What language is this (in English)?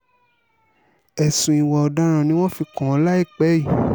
Yoruba